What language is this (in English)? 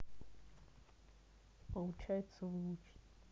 Russian